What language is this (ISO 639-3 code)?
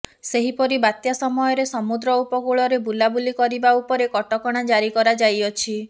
ori